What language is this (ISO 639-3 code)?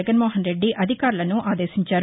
tel